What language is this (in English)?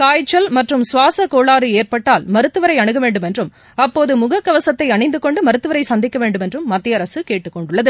Tamil